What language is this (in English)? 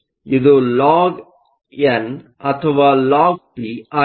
Kannada